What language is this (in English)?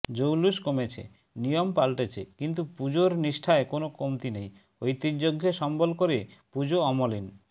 Bangla